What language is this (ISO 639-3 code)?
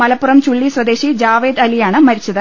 mal